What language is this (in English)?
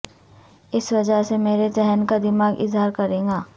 Urdu